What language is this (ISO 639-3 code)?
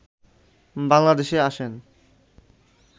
ben